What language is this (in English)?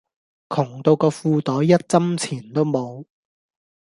Cantonese